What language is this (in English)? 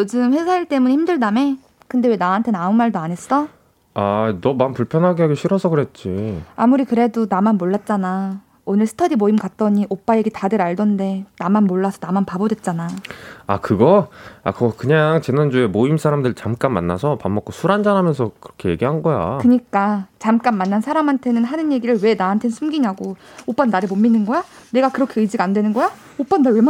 Korean